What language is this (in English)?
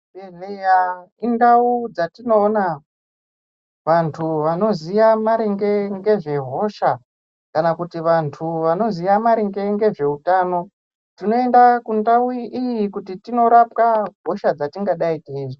Ndau